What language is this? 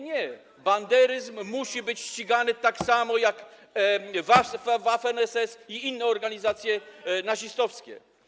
Polish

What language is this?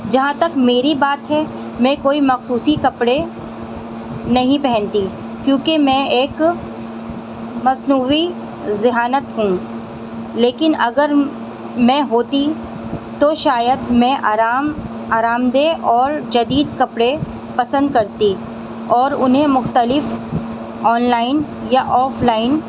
Urdu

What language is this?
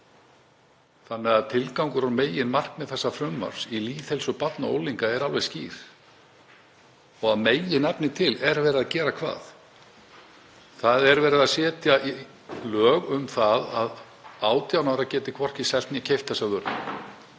Icelandic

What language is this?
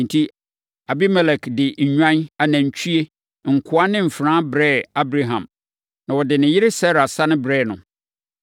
Akan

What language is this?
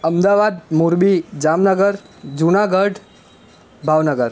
Gujarati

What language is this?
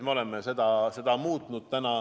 Estonian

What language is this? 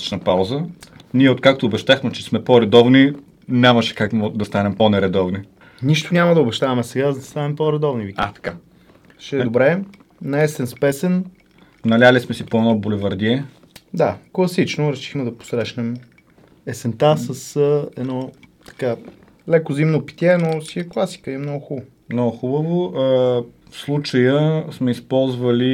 Bulgarian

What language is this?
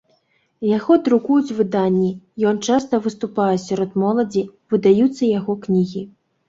Belarusian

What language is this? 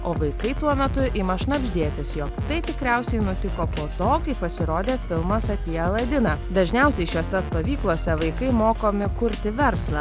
Lithuanian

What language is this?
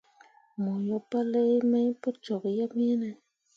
Mundang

